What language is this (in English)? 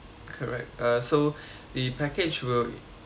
English